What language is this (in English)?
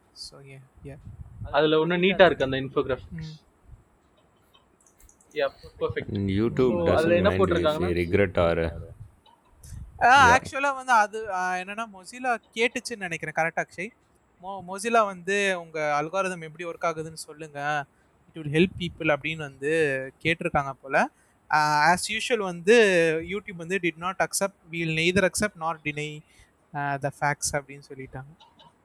Tamil